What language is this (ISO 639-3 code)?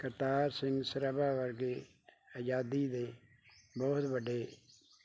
pan